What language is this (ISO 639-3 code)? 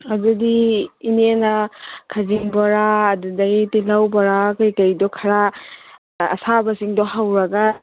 mni